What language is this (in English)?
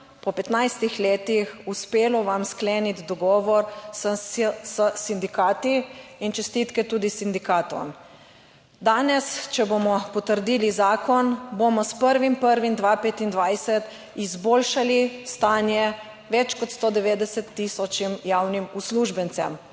Slovenian